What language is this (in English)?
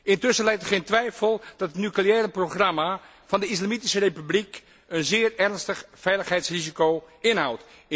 Dutch